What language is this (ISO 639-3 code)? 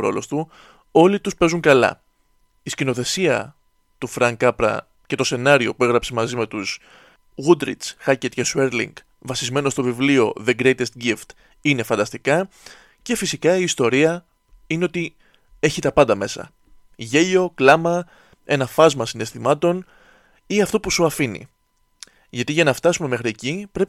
ell